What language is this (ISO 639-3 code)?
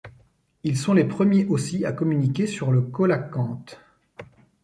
fra